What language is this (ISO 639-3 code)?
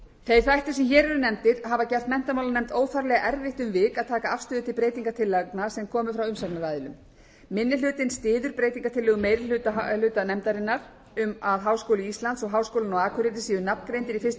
isl